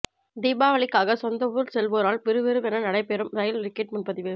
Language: Tamil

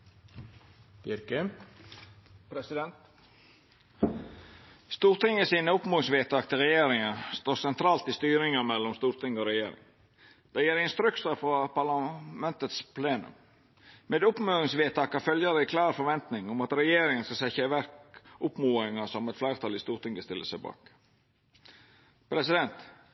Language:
Norwegian Nynorsk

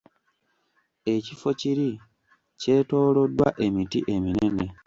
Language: Ganda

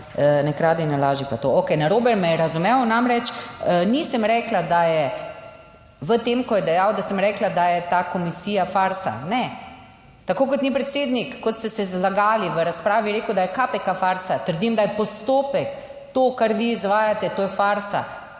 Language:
Slovenian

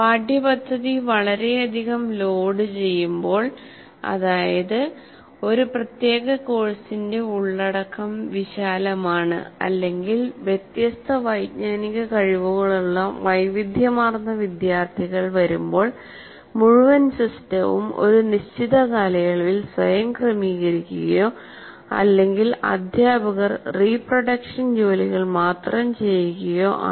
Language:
Malayalam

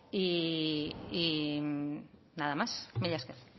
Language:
Basque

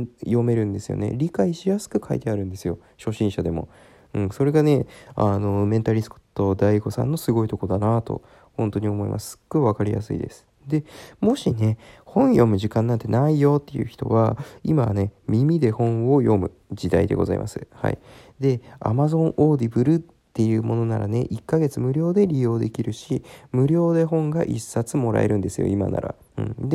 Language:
Japanese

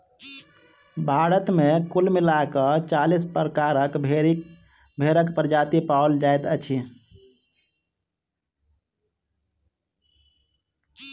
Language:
Maithili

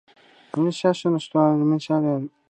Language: Japanese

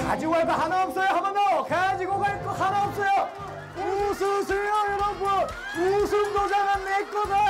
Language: Korean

